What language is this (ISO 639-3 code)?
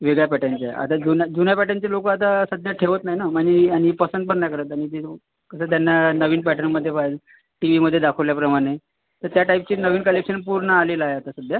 mar